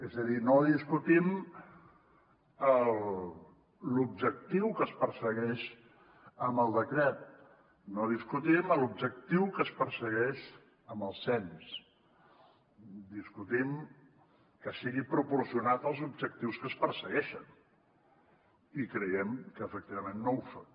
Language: Catalan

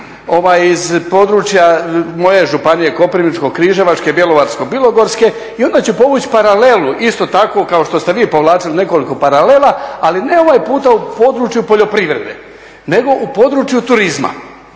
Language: Croatian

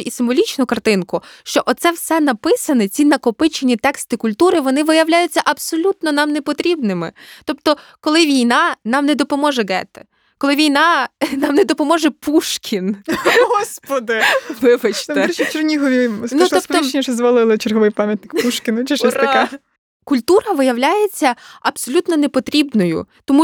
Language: Ukrainian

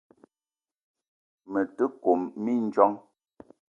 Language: Eton (Cameroon)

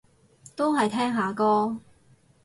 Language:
Cantonese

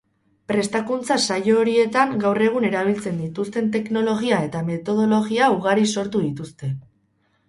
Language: Basque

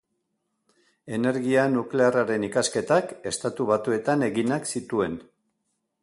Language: Basque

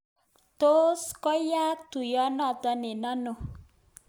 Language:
Kalenjin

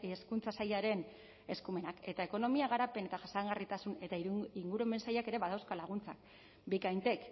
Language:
Basque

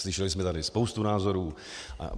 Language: Czech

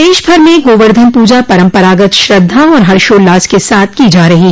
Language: Hindi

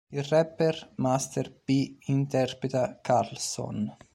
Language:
Italian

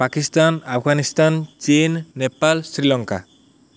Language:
Odia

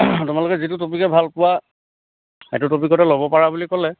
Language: Assamese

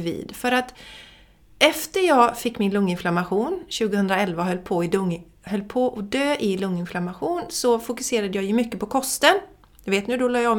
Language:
Swedish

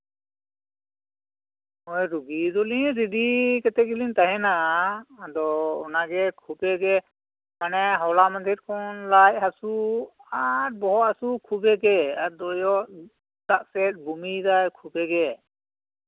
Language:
Santali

